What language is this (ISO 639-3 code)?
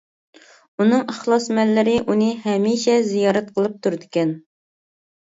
uig